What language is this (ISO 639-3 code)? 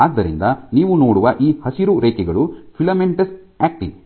kan